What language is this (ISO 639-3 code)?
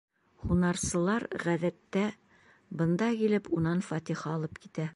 bak